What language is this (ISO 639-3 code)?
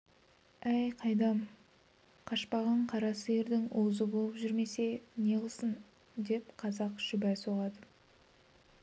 kaz